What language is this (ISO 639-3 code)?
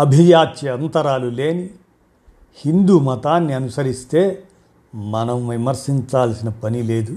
tel